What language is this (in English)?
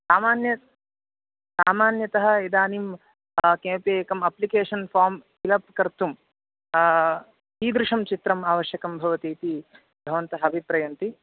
Sanskrit